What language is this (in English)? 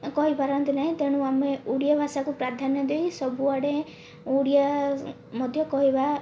Odia